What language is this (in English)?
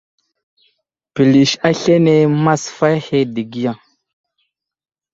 Wuzlam